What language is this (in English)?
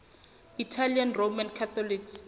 Southern Sotho